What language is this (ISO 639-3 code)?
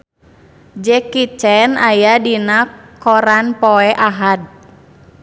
sun